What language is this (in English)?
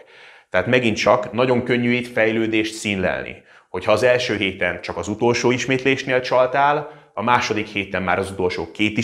Hungarian